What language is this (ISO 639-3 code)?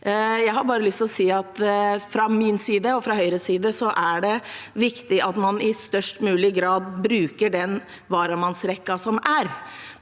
nor